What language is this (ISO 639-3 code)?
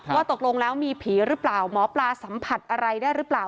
tha